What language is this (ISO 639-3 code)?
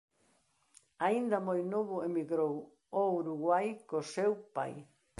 glg